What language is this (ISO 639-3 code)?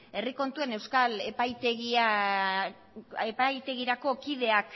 eus